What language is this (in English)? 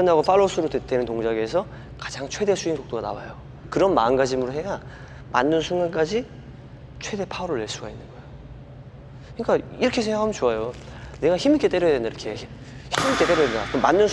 Korean